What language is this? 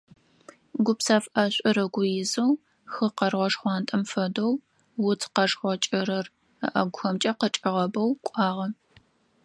Adyghe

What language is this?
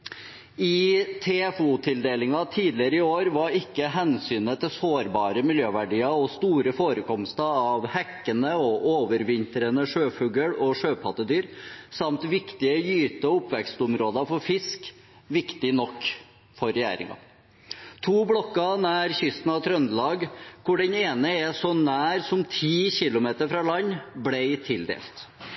Norwegian Bokmål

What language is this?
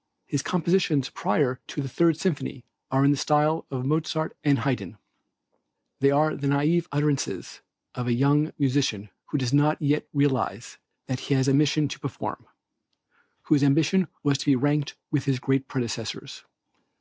English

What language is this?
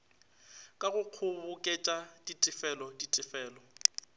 Northern Sotho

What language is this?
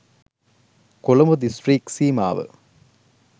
Sinhala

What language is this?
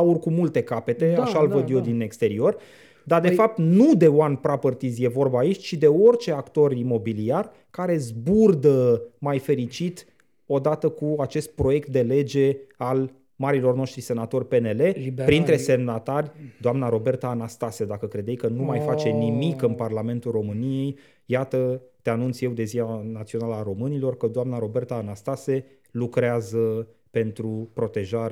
Romanian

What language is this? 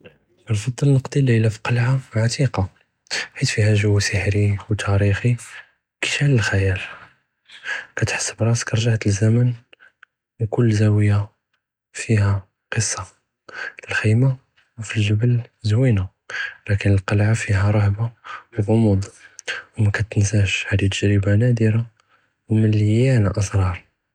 Judeo-Arabic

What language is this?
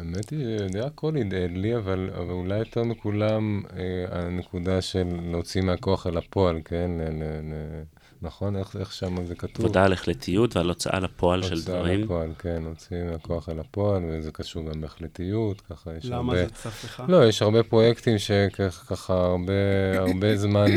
Hebrew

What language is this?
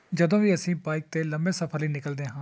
Punjabi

